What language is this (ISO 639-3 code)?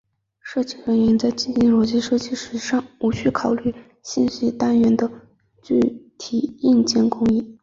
zho